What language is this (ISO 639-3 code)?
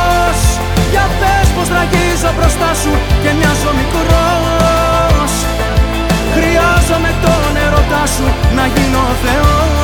ell